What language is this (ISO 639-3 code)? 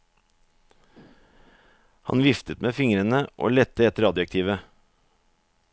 nor